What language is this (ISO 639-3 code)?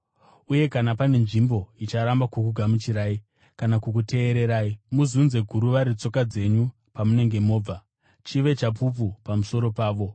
sna